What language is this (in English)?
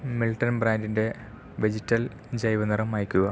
Malayalam